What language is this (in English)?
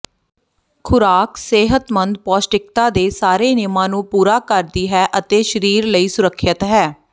Punjabi